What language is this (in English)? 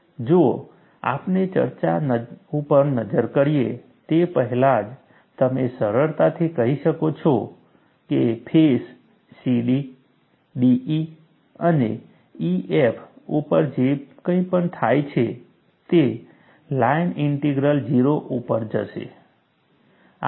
Gujarati